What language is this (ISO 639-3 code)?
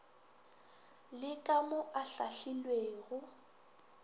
nso